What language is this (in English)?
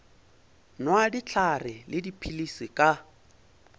Northern Sotho